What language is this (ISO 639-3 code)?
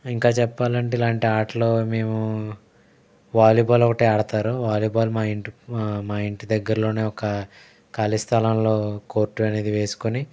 tel